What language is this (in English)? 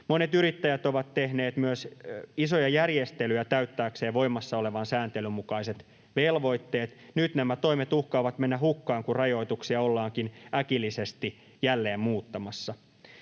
Finnish